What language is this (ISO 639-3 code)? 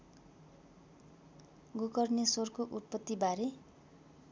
nep